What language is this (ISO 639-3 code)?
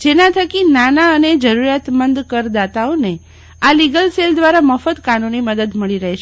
guj